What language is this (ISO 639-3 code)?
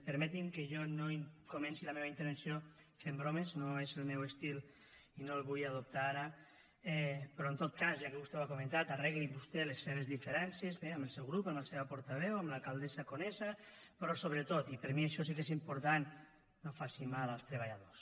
cat